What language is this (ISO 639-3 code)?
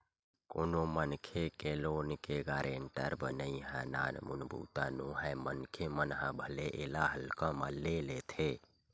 hne